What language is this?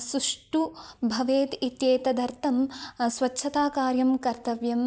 Sanskrit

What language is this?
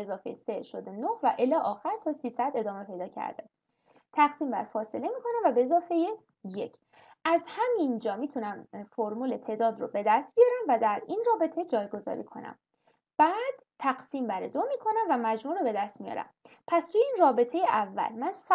Persian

